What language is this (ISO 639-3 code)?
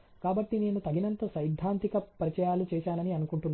tel